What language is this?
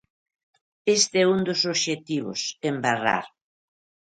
Galician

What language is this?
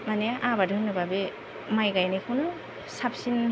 Bodo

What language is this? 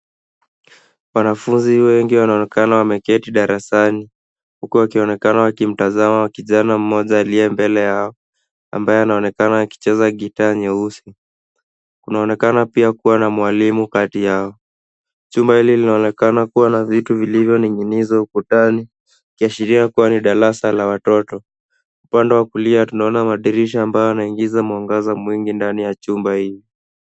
Swahili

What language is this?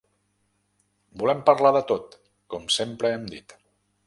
Catalan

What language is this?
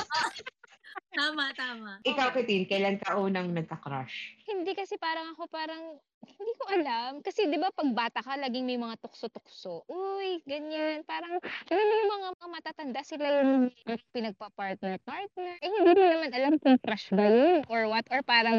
Filipino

